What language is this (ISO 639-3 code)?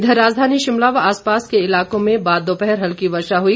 hin